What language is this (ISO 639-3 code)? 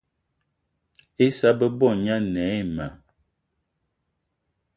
eto